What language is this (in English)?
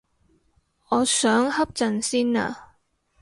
Cantonese